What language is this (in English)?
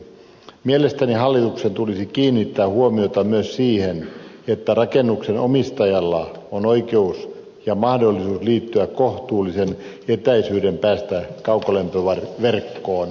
Finnish